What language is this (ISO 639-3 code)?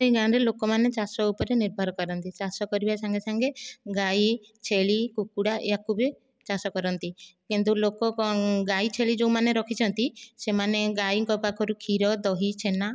ori